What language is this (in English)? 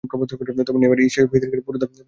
Bangla